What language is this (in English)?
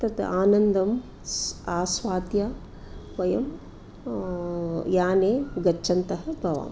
Sanskrit